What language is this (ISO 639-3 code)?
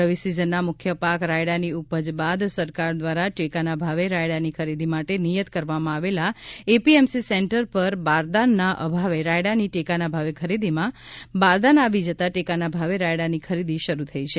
guj